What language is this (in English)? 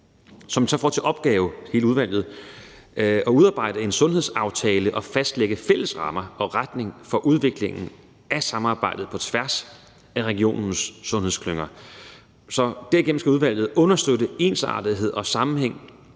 Danish